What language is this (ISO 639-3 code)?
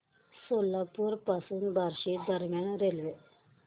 mar